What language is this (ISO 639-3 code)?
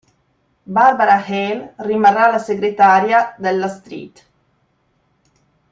ita